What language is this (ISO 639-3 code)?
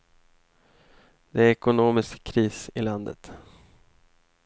swe